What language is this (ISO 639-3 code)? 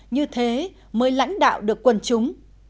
vie